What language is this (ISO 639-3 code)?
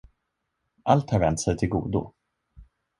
swe